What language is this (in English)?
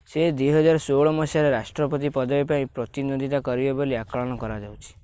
Odia